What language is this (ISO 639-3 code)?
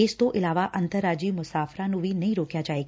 pan